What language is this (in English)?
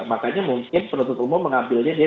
Indonesian